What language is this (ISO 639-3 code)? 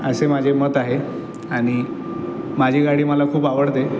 mar